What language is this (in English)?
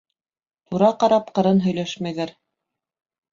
Bashkir